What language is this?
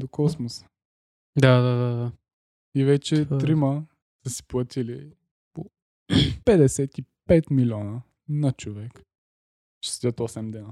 Bulgarian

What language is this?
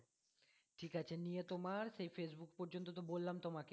Bangla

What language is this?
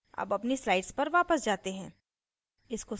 Hindi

